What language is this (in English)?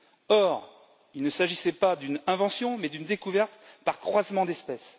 French